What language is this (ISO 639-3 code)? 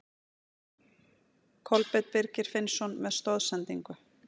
isl